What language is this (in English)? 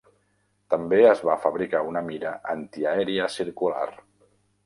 Catalan